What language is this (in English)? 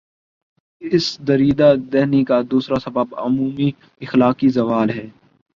Urdu